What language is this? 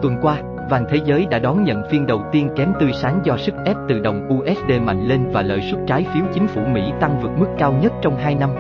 Vietnamese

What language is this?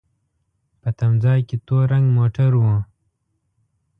Pashto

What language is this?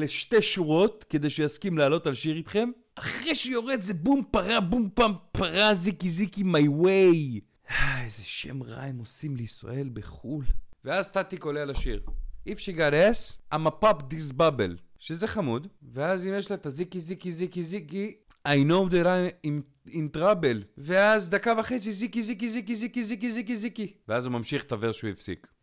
Hebrew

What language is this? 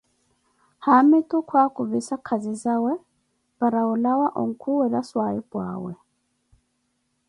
Koti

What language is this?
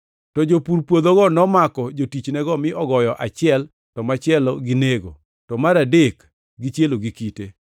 Luo (Kenya and Tanzania)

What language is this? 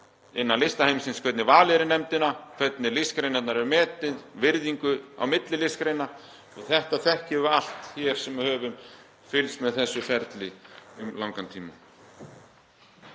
Icelandic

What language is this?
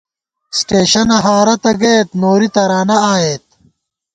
Gawar-Bati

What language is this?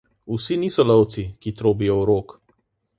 Slovenian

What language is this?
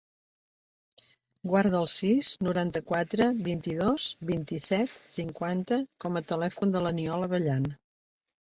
Catalan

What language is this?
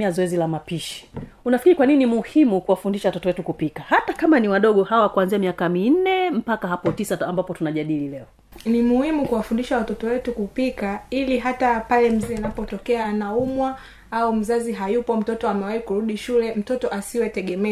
Swahili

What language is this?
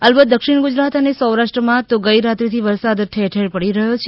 Gujarati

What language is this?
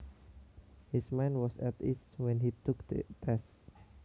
Javanese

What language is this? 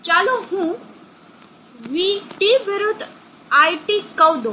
Gujarati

